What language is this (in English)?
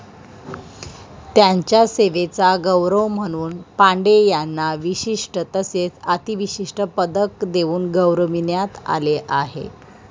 Marathi